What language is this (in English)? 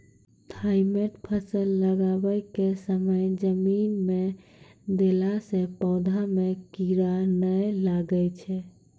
Maithili